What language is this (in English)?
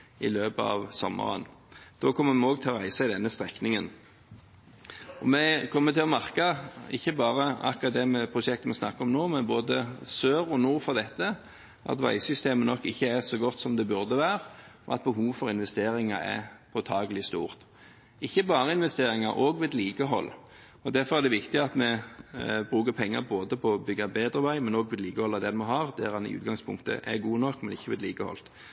Norwegian Bokmål